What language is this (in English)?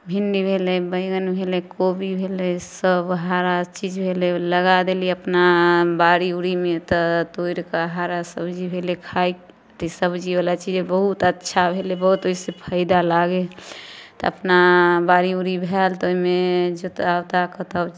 Maithili